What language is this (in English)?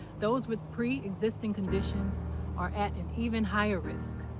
English